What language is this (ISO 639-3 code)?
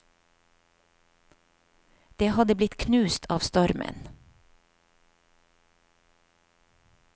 nor